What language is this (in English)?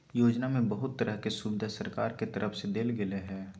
Magahi